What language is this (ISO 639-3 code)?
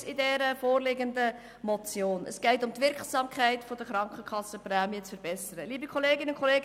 gsw